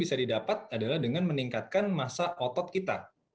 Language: Indonesian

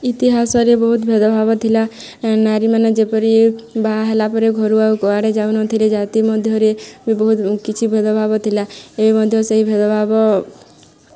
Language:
Odia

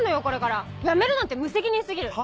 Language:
Japanese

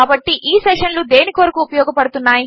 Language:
Telugu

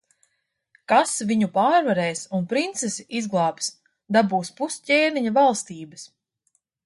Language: Latvian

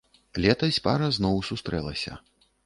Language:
Belarusian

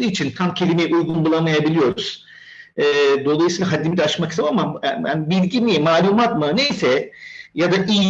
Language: Turkish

